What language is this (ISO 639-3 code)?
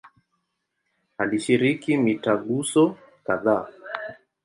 swa